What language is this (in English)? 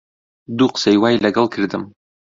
Central Kurdish